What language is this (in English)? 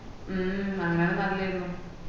Malayalam